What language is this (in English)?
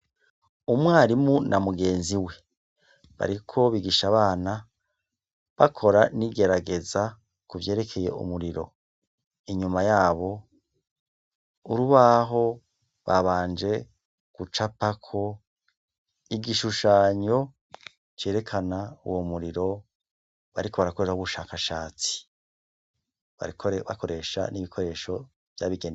Rundi